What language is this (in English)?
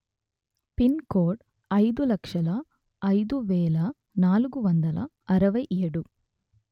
Telugu